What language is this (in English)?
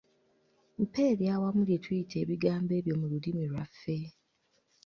Ganda